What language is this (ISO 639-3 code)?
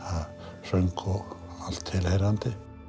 isl